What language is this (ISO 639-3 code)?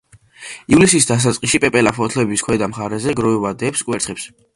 kat